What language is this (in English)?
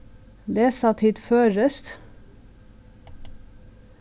Faroese